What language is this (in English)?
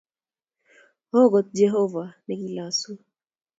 Kalenjin